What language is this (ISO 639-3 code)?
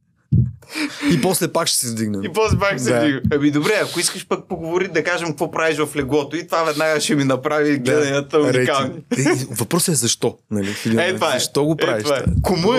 bul